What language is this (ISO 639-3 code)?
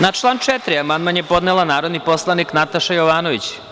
srp